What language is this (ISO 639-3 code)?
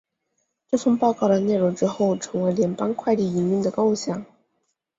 zho